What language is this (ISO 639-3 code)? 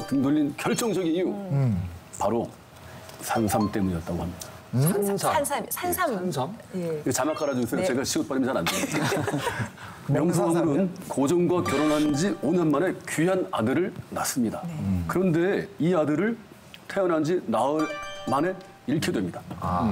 kor